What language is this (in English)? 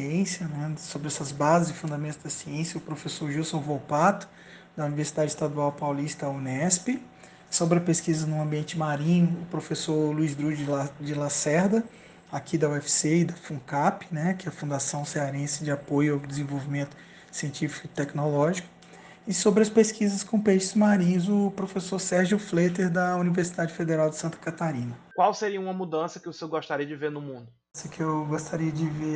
Portuguese